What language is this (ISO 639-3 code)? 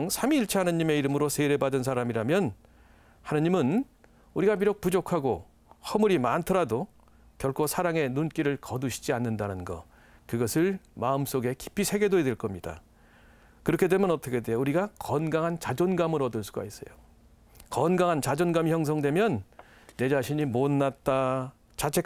kor